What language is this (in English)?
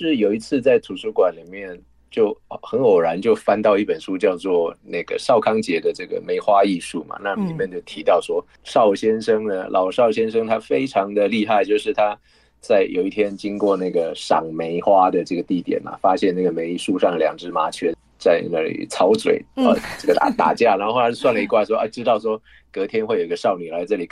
Chinese